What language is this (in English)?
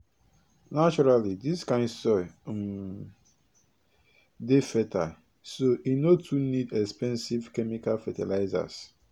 Nigerian Pidgin